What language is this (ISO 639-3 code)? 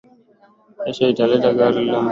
swa